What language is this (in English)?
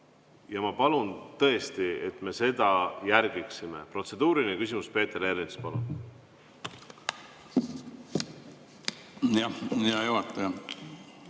Estonian